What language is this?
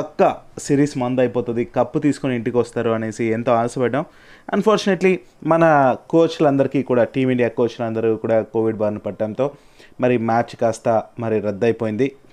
Telugu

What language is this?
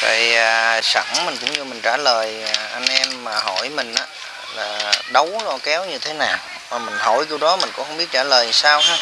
Vietnamese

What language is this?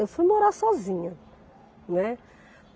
Portuguese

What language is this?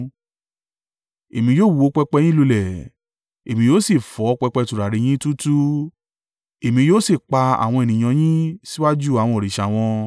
Yoruba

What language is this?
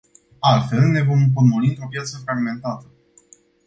Romanian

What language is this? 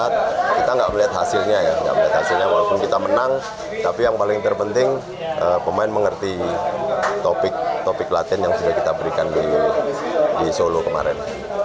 Indonesian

